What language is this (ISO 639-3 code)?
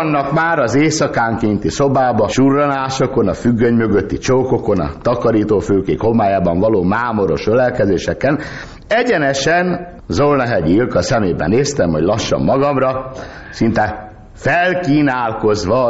hun